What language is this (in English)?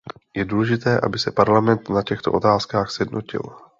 Czech